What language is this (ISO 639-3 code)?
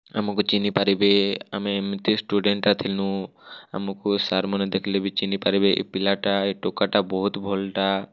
ori